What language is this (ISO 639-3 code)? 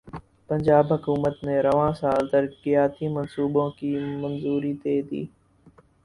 urd